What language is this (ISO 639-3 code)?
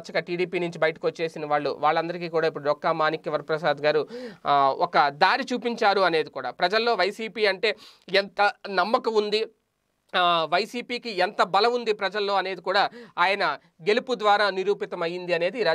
por